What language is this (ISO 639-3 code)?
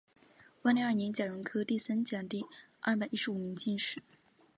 zho